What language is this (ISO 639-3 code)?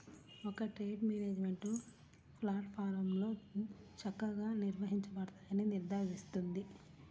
tel